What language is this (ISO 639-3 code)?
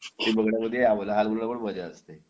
mar